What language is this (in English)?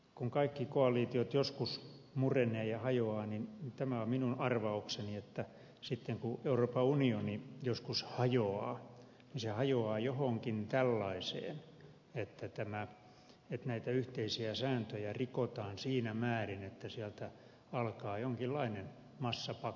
Finnish